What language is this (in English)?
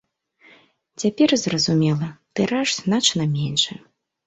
Belarusian